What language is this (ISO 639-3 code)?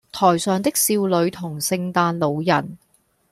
yue